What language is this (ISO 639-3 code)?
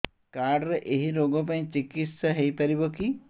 ori